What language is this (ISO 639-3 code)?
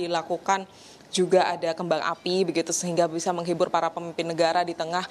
ind